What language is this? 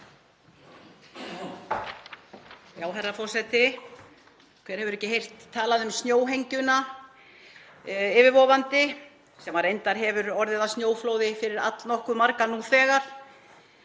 Icelandic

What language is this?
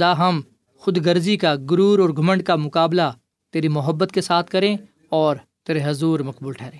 Urdu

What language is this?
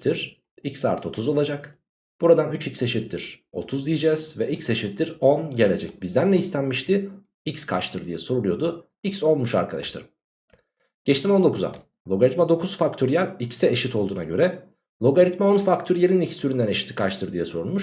Turkish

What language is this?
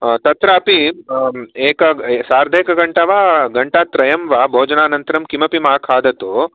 Sanskrit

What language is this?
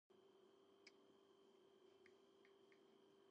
Georgian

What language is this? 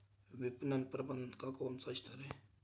Hindi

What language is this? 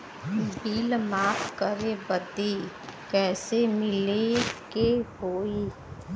Bhojpuri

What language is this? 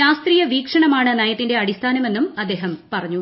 Malayalam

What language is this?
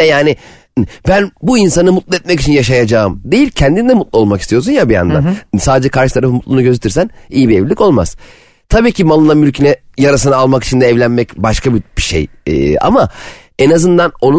Turkish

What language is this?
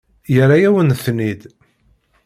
Kabyle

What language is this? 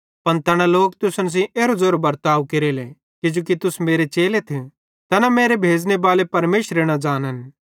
Bhadrawahi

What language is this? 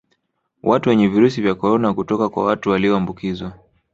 Swahili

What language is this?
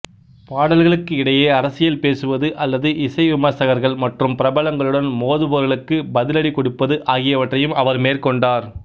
Tamil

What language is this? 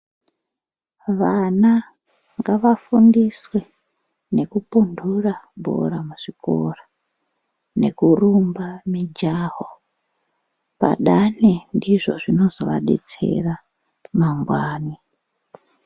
Ndau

